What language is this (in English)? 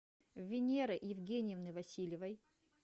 Russian